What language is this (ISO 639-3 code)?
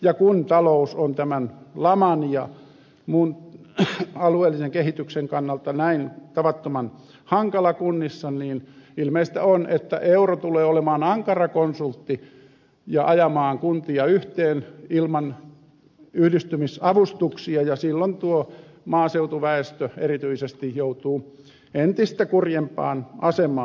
fin